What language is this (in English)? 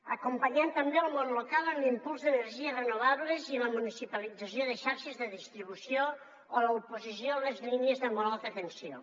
Catalan